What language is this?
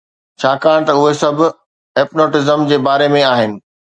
Sindhi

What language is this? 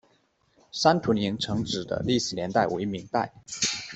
Chinese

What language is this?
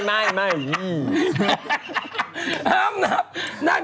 Thai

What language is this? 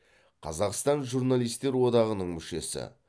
Kazakh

